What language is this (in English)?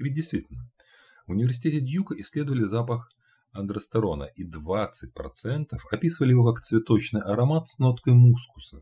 Russian